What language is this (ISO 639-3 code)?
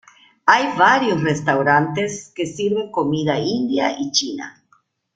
spa